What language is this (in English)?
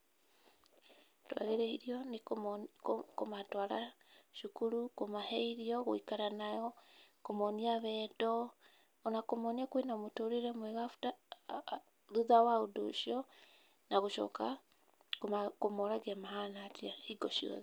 Kikuyu